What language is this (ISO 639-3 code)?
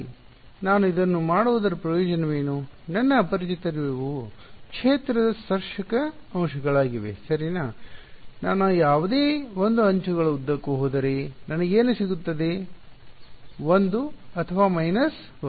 kan